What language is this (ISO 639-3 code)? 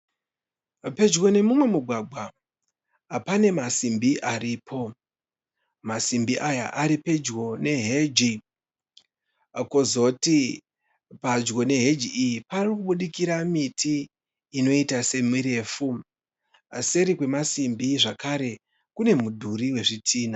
sna